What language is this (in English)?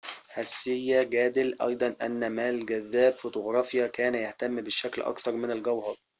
Arabic